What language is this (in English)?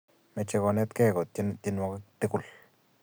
Kalenjin